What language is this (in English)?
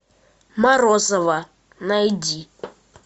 Russian